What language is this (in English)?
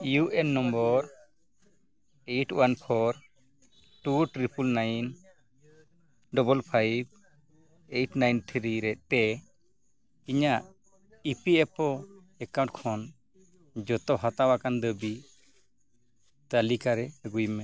Santali